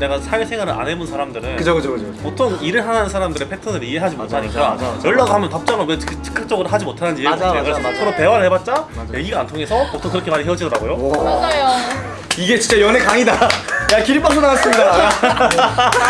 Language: Korean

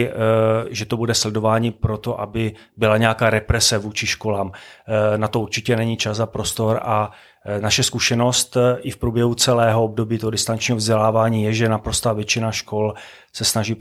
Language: Czech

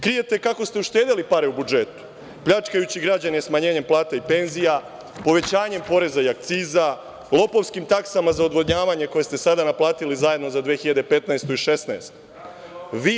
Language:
Serbian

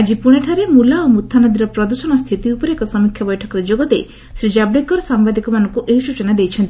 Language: Odia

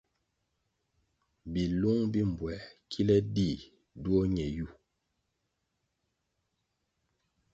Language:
Kwasio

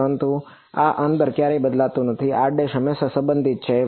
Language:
Gujarati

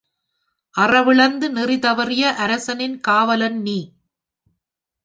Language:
Tamil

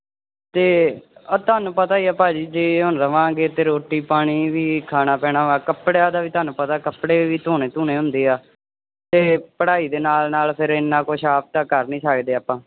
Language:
Punjabi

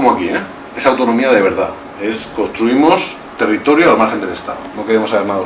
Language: Spanish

